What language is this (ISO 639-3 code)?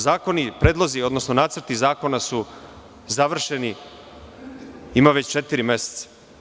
srp